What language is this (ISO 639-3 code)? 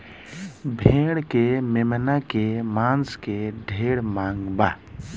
bho